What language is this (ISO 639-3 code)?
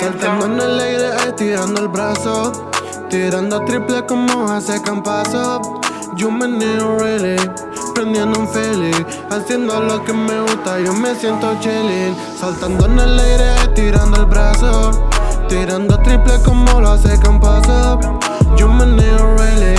spa